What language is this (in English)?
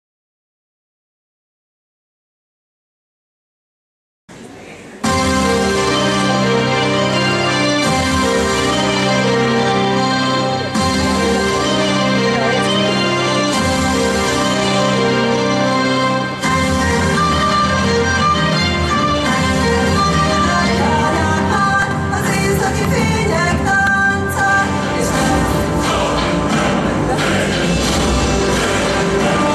Hungarian